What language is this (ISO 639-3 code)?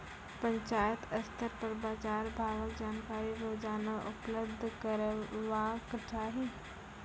mai